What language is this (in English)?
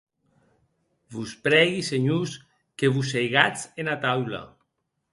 Occitan